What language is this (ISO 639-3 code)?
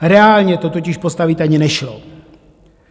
ces